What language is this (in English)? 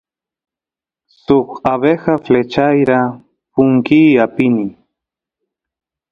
Santiago del Estero Quichua